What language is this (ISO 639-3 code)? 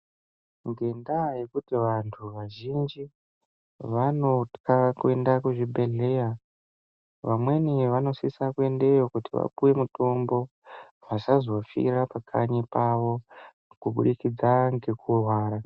ndc